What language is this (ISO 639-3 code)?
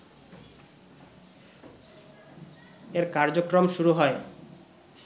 ben